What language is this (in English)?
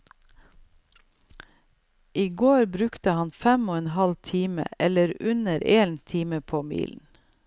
Norwegian